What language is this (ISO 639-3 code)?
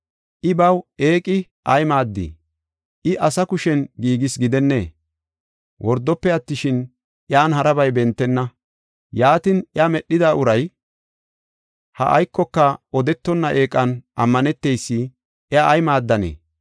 gof